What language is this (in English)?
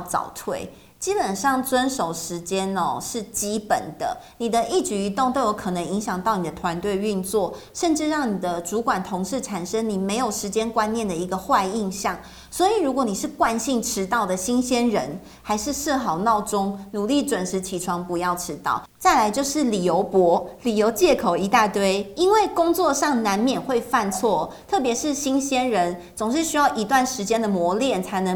Chinese